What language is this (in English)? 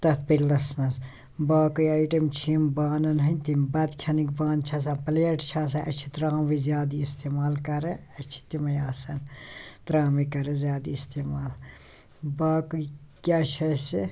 Kashmiri